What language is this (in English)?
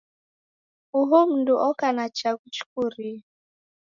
Taita